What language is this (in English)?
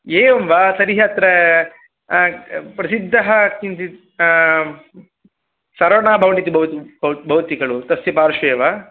Sanskrit